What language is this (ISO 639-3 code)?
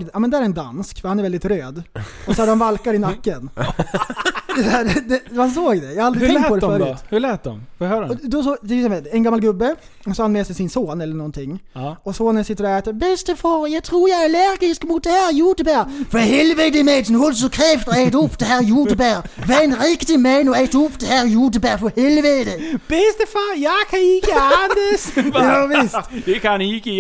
swe